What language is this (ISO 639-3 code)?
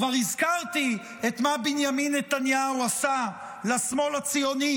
heb